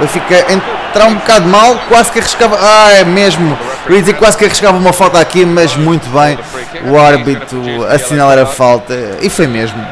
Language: Portuguese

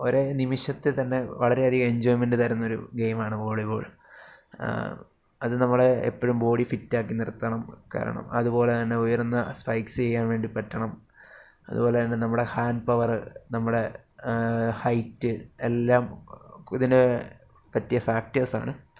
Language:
Malayalam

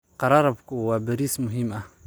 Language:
Somali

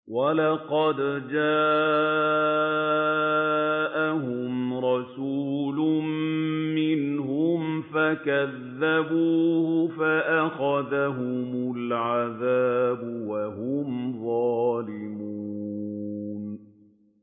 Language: Arabic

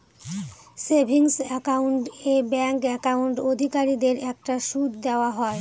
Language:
Bangla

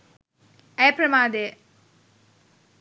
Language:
Sinhala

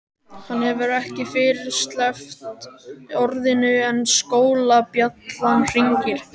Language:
Icelandic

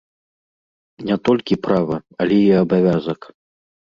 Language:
Belarusian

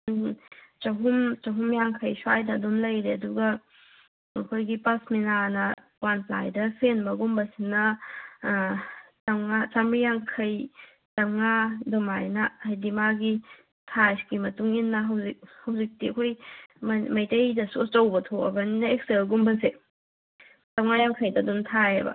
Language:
Manipuri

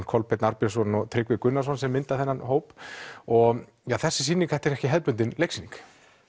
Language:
Icelandic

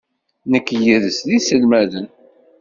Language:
Kabyle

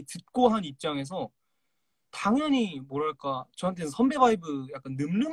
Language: Korean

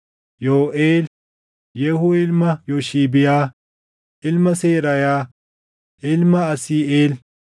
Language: Oromo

